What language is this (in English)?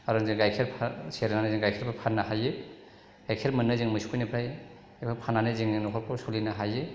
Bodo